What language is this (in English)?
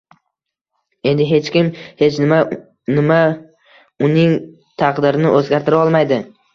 Uzbek